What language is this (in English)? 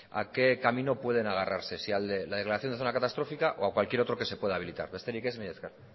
Spanish